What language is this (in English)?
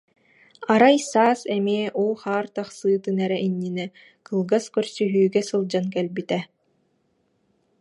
Yakut